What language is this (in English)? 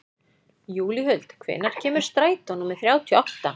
Icelandic